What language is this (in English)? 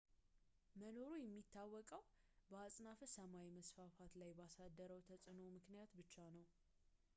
Amharic